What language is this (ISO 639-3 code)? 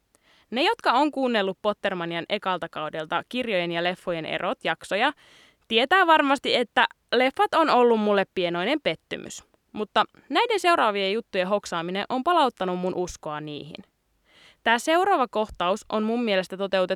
fin